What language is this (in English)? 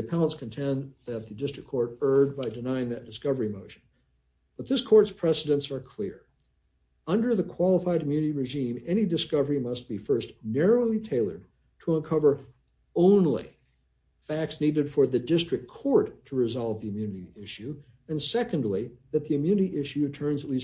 English